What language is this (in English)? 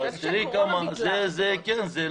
Hebrew